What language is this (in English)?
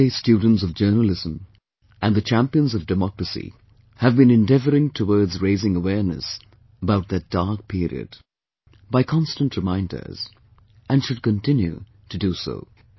English